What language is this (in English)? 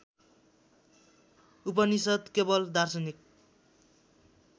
Nepali